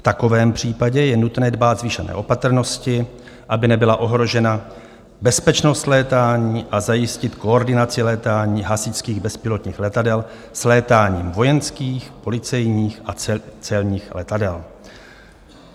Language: Czech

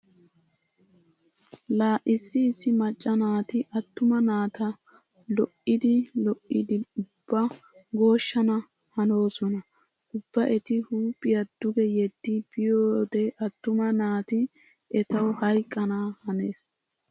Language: Wolaytta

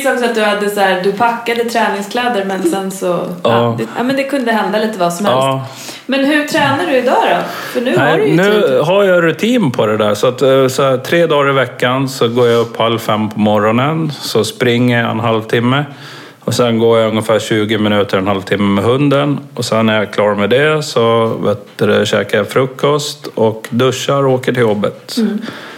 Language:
Swedish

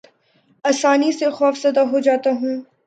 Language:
Urdu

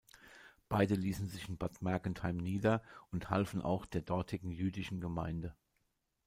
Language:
German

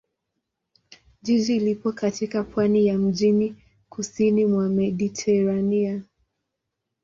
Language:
Swahili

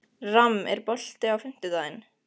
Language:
Icelandic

